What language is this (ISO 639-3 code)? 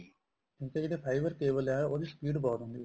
pan